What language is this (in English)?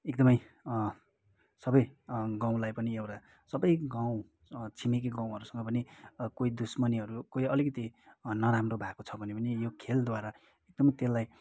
Nepali